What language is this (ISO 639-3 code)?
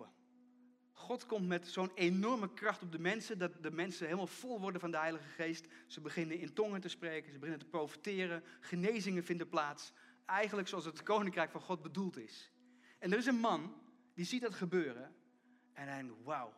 nld